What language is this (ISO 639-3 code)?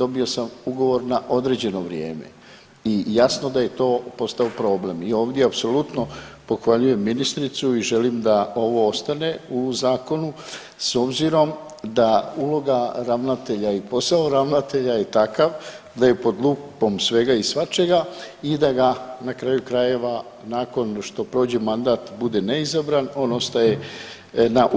hrv